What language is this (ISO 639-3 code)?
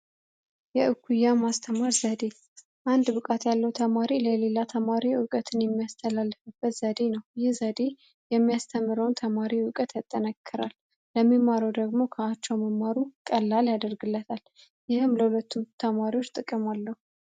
amh